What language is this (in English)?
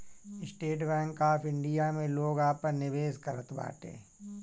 Bhojpuri